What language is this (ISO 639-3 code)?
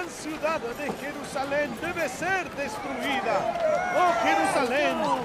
spa